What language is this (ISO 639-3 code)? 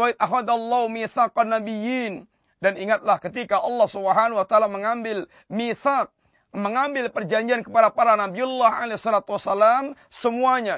msa